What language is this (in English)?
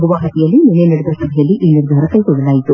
Kannada